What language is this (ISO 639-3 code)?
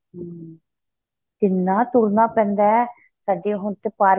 pan